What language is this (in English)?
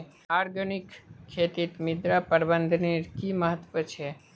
Magahi